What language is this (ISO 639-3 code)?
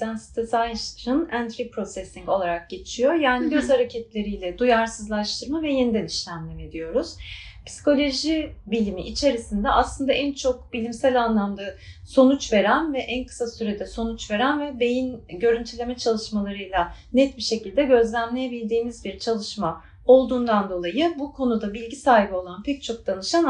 tur